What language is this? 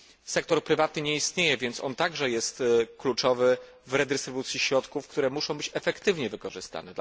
Polish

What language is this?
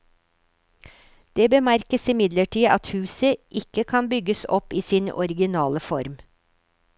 Norwegian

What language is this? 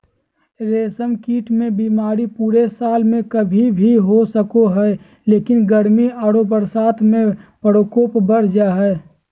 Magahi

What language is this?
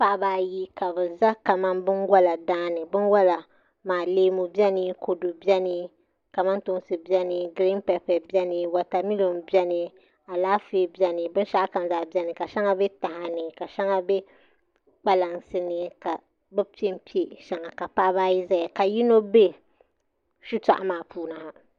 Dagbani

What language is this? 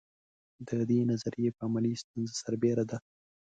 Pashto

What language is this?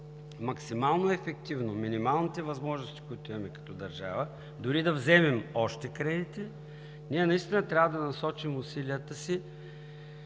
Bulgarian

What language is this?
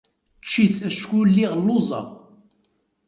Kabyle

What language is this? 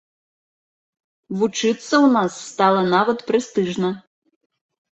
Belarusian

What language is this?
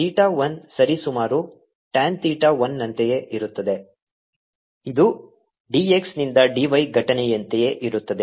Kannada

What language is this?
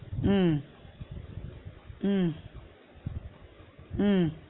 Tamil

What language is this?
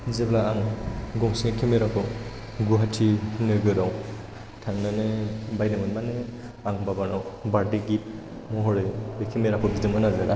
Bodo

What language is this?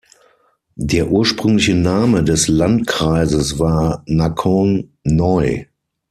German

